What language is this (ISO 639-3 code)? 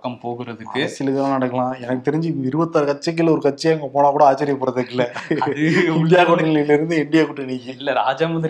tam